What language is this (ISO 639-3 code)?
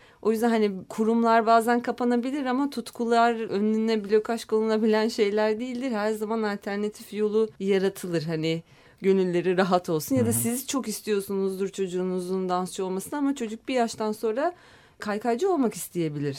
tur